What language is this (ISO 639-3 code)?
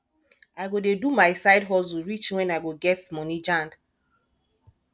pcm